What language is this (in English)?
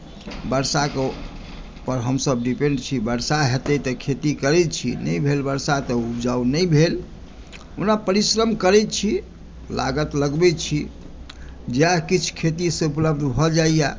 Maithili